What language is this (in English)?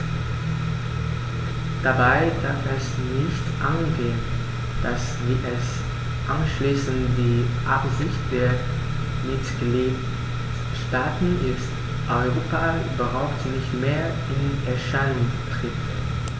German